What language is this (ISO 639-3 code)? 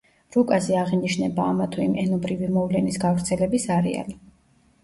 kat